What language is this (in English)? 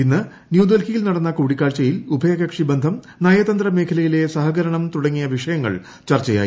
Malayalam